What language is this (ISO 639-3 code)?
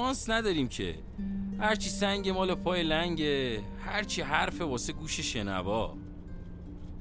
fas